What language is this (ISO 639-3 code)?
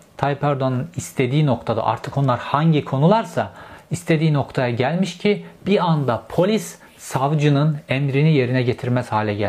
tur